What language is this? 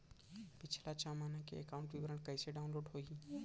Chhattisgarhi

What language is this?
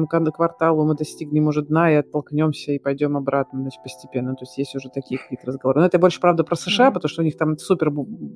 Russian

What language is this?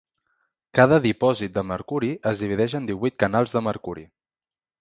Catalan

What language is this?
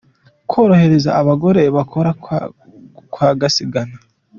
Kinyarwanda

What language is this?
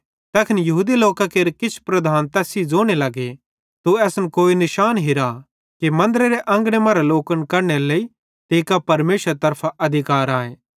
Bhadrawahi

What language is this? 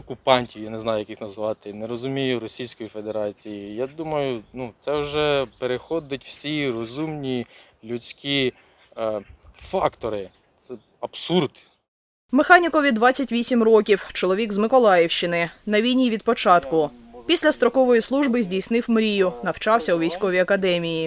Ukrainian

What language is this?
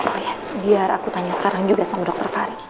Indonesian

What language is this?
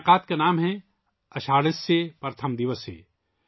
Urdu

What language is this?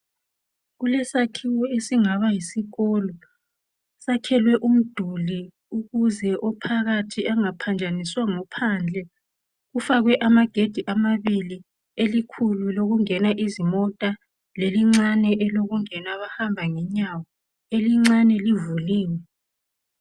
North Ndebele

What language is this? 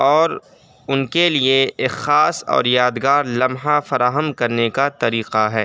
Urdu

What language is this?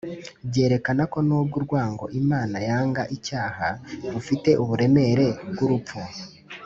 Kinyarwanda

